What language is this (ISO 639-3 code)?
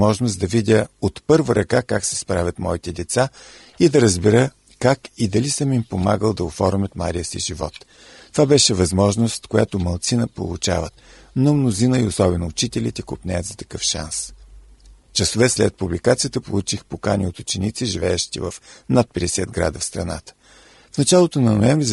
bul